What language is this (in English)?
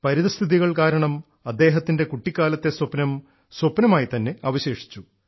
Malayalam